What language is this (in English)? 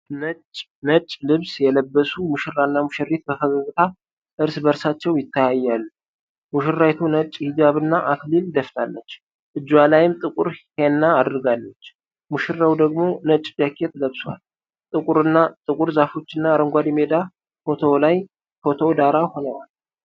Amharic